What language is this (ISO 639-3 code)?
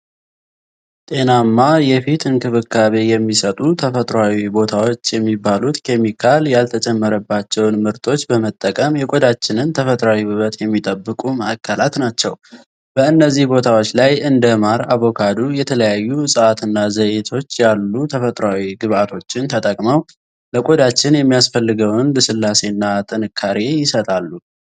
amh